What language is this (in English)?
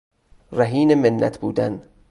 Persian